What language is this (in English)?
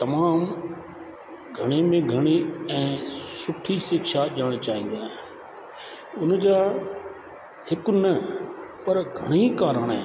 Sindhi